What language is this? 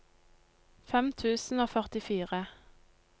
Norwegian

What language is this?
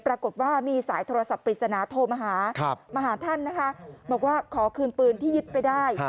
Thai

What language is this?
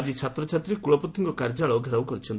Odia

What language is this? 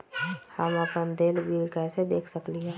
Magahi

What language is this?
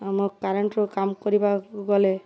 Odia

